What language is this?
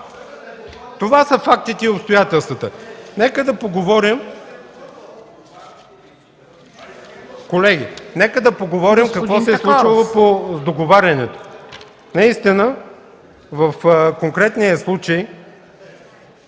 Bulgarian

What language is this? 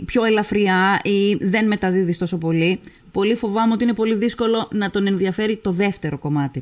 Greek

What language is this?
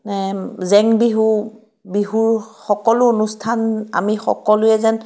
Assamese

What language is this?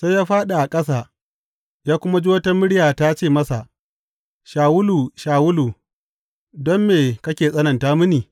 Hausa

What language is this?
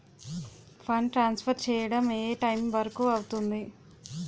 Telugu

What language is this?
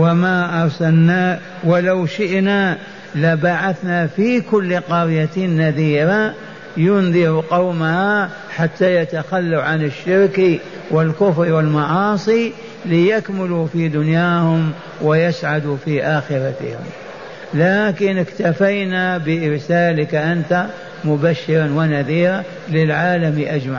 Arabic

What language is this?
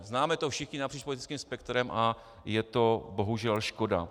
Czech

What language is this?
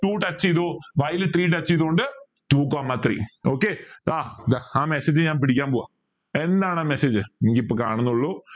Malayalam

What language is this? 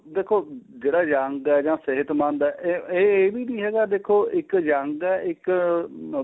Punjabi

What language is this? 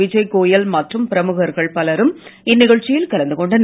Tamil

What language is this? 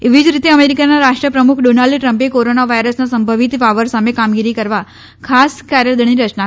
Gujarati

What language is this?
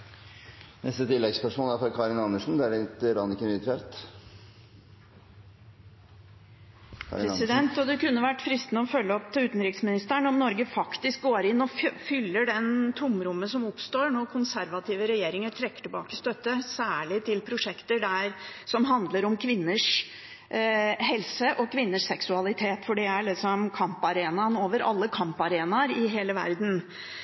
Norwegian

